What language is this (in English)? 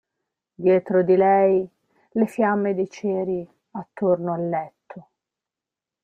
Italian